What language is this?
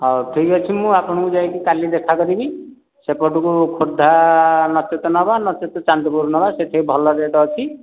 Odia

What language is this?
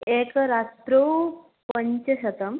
Sanskrit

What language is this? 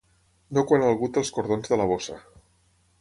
Catalan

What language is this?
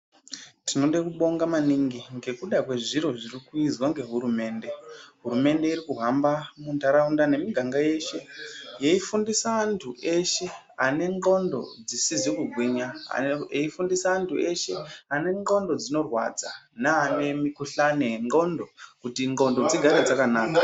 Ndau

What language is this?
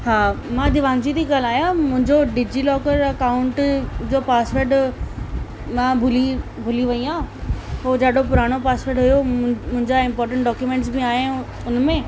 Sindhi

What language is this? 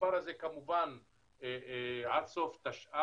Hebrew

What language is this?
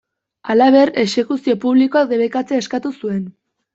Basque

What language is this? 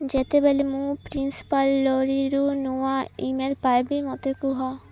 Odia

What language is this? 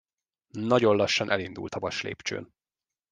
Hungarian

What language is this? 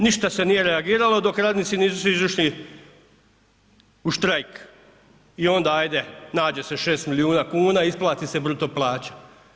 Croatian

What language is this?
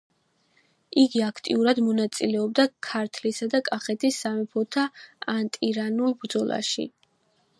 Georgian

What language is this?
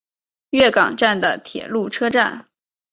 Chinese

